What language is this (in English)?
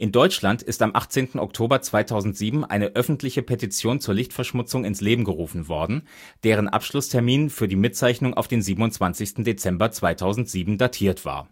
German